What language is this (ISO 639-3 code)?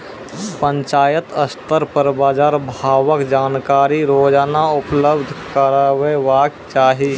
mai